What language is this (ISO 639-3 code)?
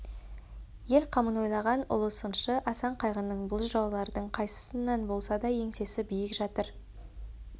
kaz